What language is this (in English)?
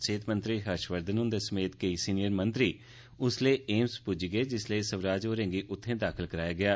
Dogri